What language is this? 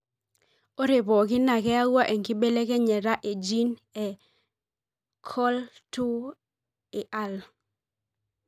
Masai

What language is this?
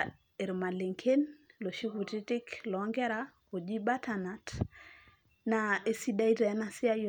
Masai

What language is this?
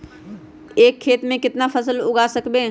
Magahi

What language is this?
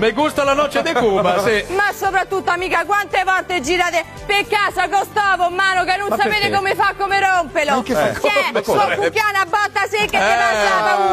Italian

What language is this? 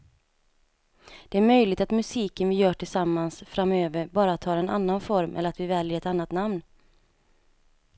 Swedish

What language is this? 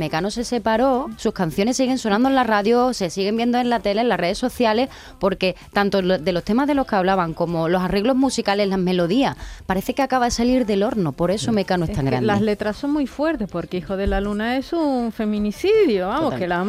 Spanish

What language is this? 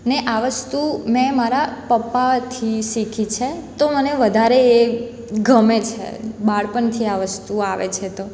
Gujarati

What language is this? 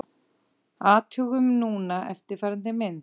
Icelandic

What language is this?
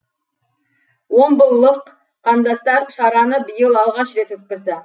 Kazakh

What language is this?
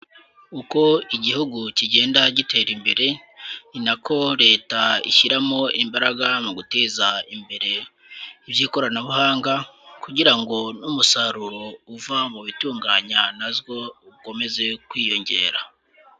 Kinyarwanda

